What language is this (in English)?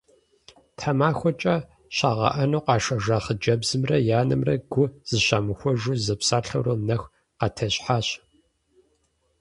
Kabardian